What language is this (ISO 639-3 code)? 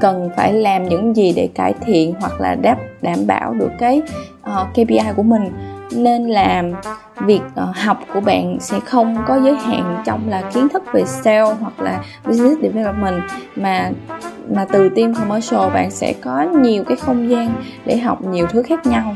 vie